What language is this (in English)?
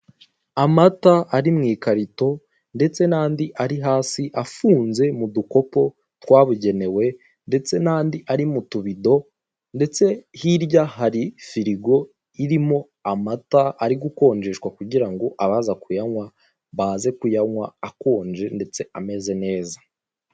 Kinyarwanda